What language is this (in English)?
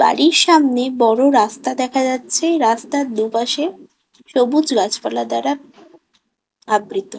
Bangla